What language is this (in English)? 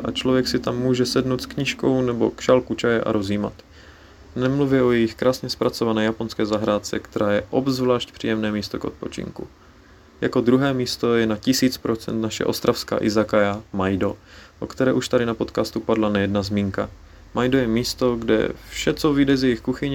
Czech